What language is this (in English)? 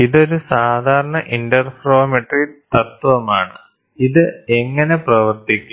Malayalam